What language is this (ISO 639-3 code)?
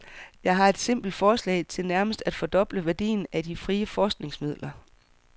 dan